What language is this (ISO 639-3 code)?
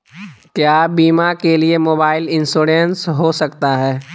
mag